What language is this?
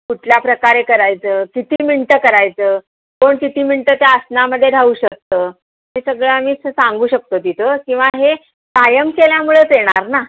Marathi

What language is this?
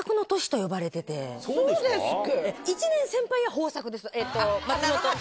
Japanese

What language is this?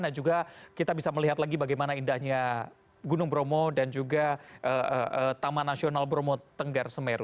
Indonesian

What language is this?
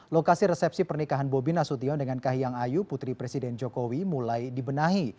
Indonesian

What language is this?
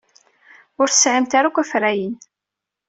Kabyle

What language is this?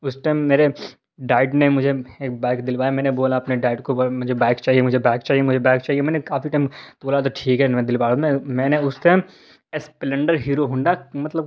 Urdu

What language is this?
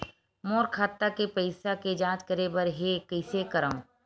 Chhattisgarhi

